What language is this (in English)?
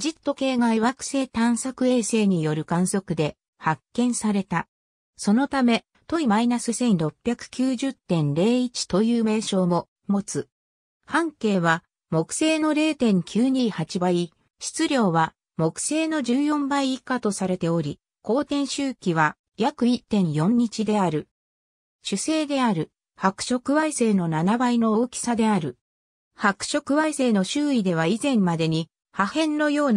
Japanese